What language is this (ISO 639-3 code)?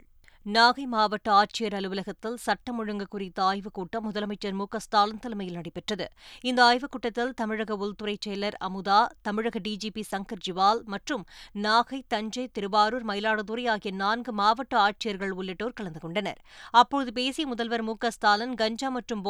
tam